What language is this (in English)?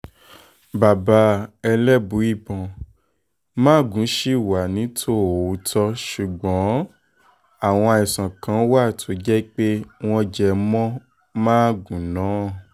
Yoruba